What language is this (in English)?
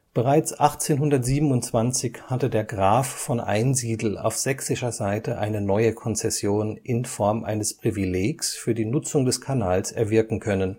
German